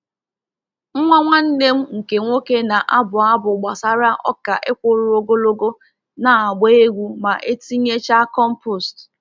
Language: Igbo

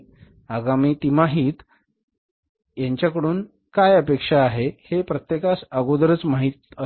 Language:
Marathi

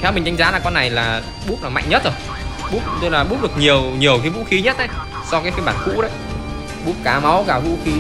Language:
Vietnamese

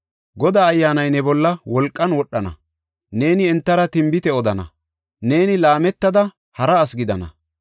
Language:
Gofa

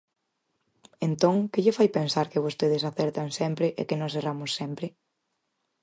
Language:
Galician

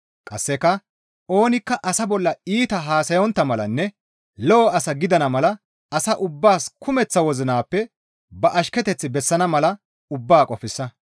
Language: Gamo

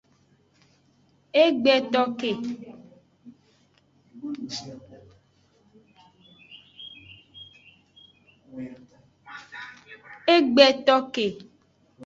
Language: Aja (Benin)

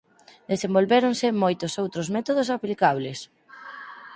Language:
Galician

